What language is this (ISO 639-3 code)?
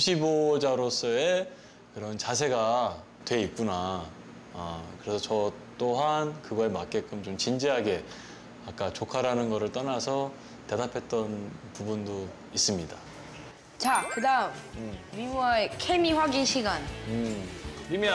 kor